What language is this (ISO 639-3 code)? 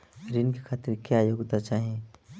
bho